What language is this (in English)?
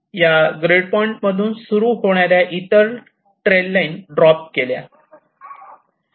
Marathi